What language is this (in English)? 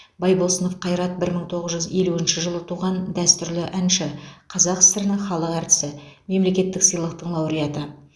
Kazakh